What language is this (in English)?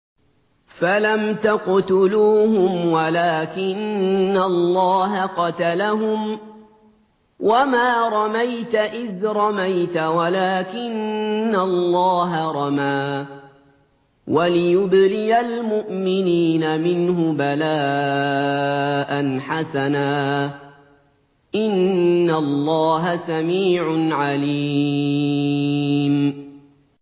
Arabic